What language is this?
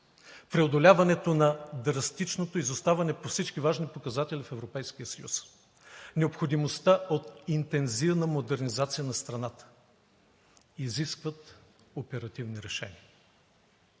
Bulgarian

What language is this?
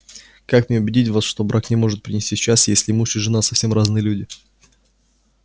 Russian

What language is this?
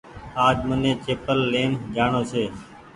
Goaria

